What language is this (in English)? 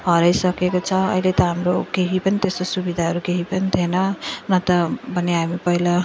Nepali